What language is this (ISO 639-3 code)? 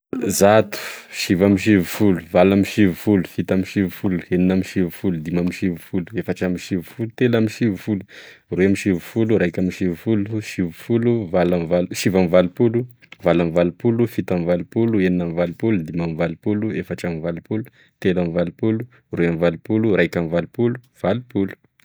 tkg